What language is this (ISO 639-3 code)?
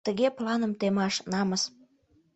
chm